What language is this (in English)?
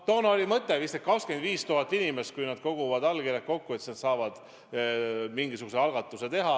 Estonian